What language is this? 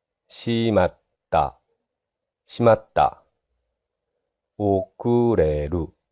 Japanese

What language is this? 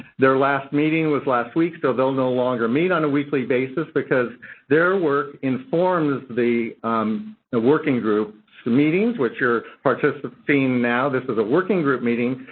English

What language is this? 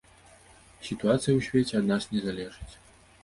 Belarusian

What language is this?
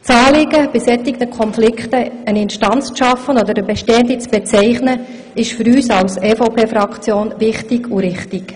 Swiss German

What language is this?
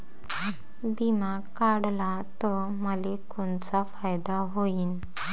Marathi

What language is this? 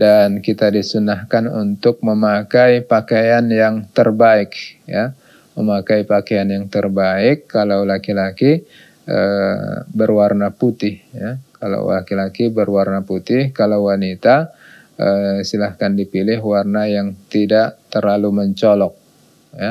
Indonesian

